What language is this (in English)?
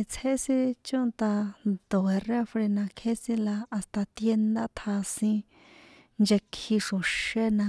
San Juan Atzingo Popoloca